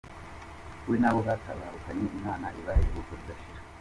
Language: Kinyarwanda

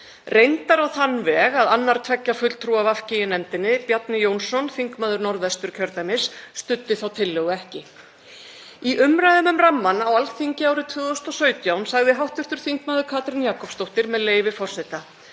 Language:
Icelandic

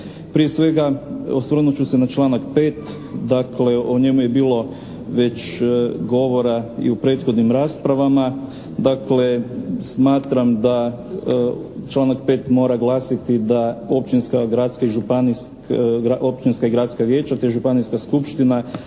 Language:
Croatian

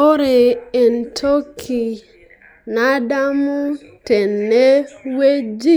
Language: Masai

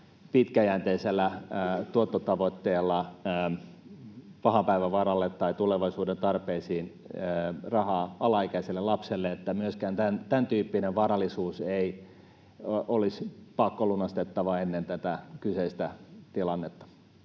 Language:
Finnish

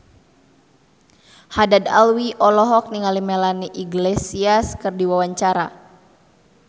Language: Sundanese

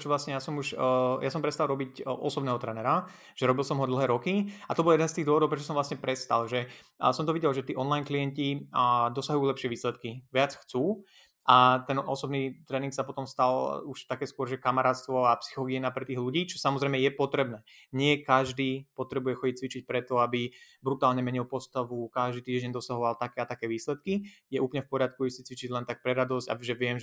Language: Slovak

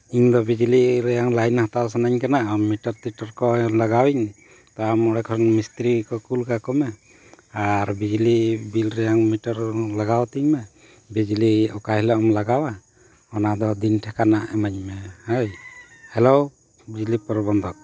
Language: Santali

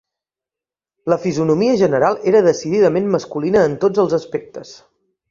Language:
Catalan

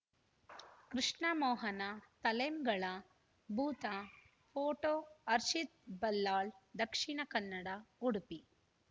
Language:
Kannada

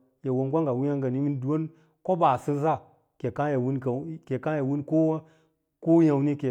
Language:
Lala-Roba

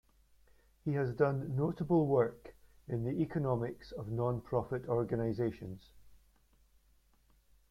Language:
English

